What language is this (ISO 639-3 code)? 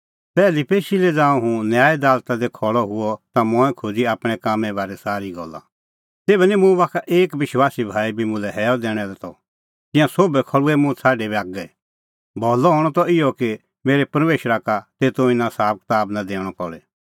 kfx